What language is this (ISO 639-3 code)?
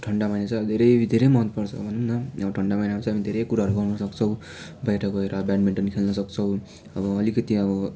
nep